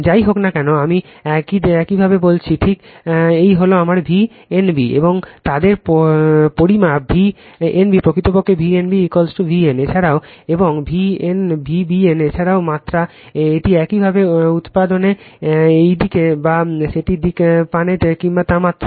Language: Bangla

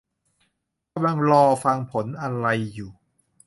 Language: Thai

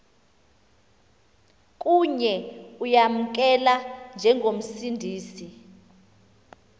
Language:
Xhosa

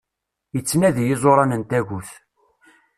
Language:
Kabyle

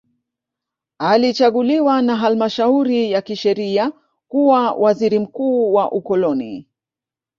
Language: Swahili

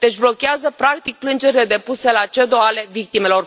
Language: Romanian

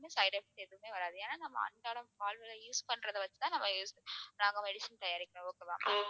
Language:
Tamil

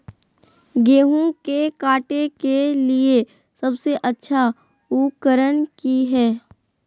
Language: Magahi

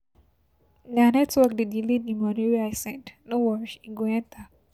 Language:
Nigerian Pidgin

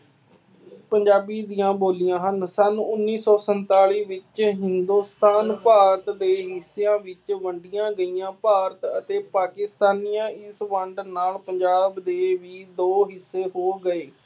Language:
Punjabi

